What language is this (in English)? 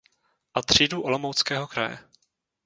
Czech